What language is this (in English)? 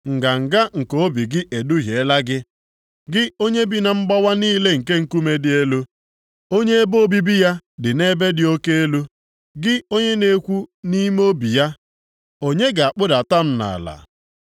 Igbo